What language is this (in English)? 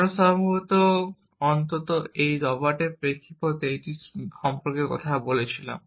Bangla